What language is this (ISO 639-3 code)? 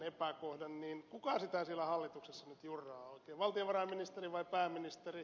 fin